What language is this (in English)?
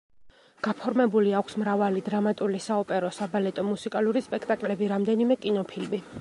Georgian